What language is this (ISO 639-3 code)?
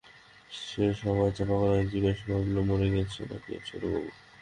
ben